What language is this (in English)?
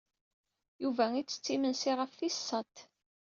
Kabyle